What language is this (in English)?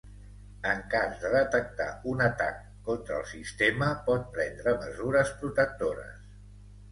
Catalan